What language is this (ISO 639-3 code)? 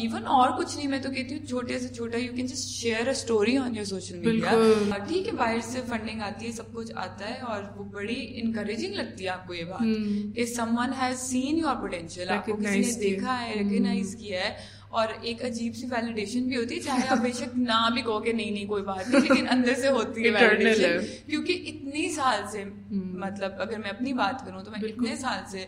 urd